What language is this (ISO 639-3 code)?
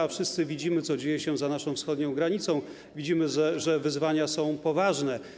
pol